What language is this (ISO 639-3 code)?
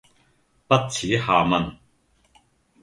yue